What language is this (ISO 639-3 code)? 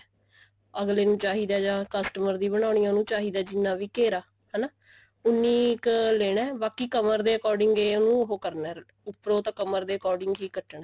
pan